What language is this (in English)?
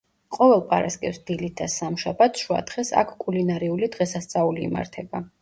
Georgian